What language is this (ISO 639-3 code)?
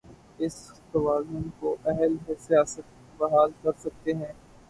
urd